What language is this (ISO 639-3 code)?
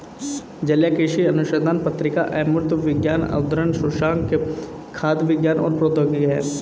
hin